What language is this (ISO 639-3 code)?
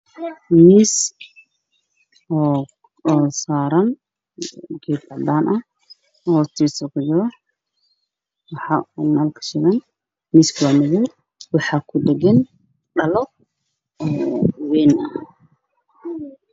som